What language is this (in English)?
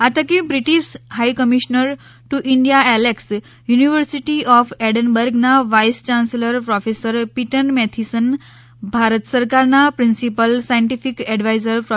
Gujarati